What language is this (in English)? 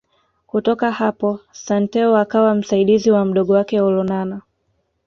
Swahili